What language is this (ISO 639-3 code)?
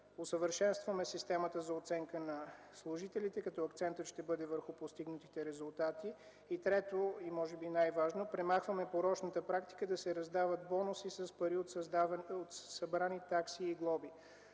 bul